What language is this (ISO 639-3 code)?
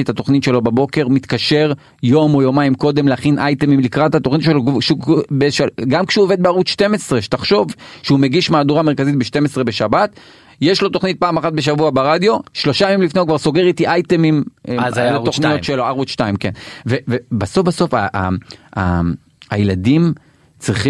heb